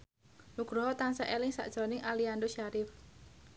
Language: Javanese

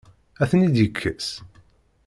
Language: Kabyle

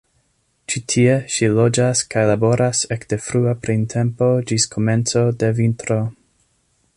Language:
Esperanto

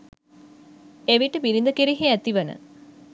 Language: Sinhala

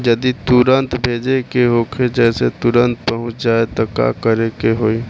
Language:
Bhojpuri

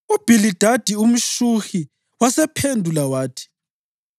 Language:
North Ndebele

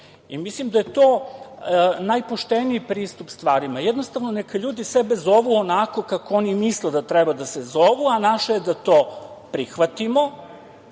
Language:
Serbian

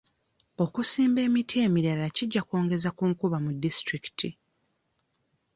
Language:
Ganda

